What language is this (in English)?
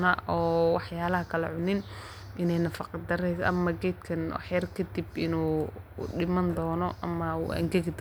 Somali